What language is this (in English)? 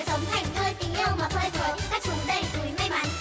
Vietnamese